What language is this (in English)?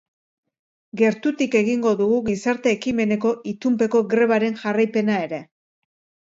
Basque